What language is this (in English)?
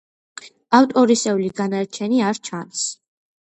Georgian